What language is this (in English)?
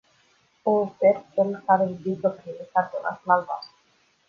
Romanian